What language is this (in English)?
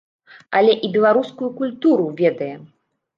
Belarusian